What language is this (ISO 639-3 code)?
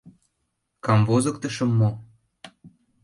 chm